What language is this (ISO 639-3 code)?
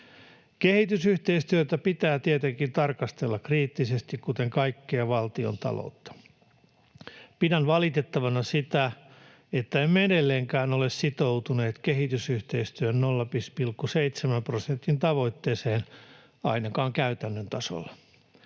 fin